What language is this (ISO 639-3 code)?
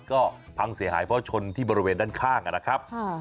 tha